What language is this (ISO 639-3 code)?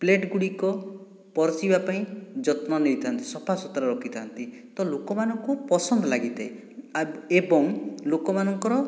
ori